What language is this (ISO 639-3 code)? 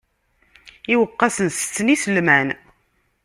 kab